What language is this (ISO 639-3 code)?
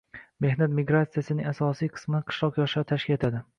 uzb